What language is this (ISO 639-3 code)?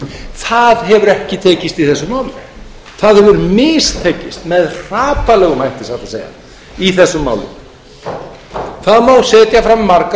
isl